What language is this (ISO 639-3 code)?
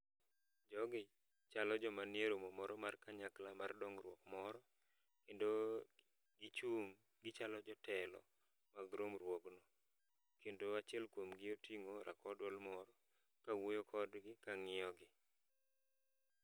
luo